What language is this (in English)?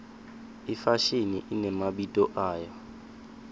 Swati